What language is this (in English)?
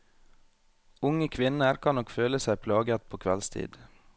Norwegian